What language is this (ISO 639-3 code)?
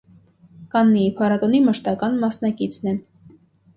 hye